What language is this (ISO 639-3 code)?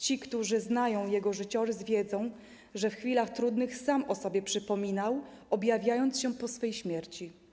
pol